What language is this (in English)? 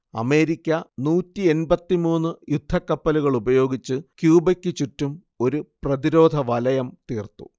Malayalam